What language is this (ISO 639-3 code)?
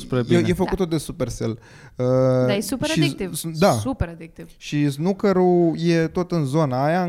ron